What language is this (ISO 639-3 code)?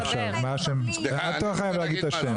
heb